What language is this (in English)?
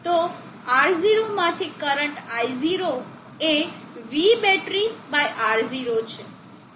Gujarati